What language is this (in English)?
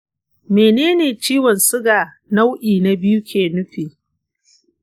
Hausa